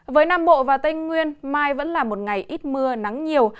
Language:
Vietnamese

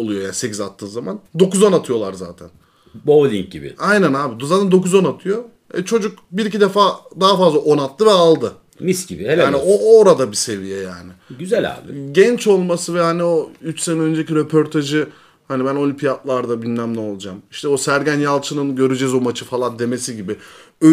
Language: Turkish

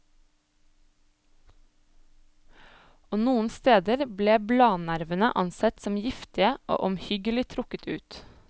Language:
Norwegian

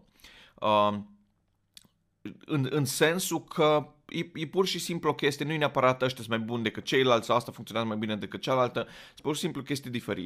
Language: Romanian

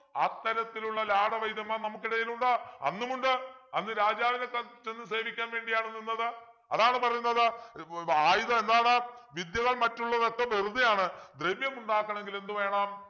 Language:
Malayalam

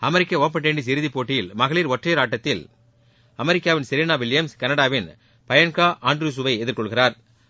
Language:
Tamil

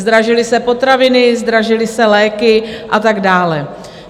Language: Czech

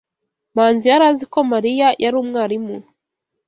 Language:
Kinyarwanda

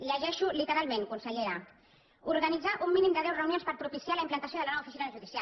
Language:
Catalan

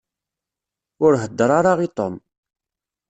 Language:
Kabyle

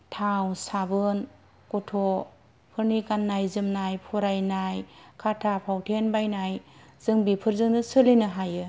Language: Bodo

